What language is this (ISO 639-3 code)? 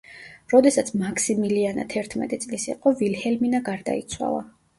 kat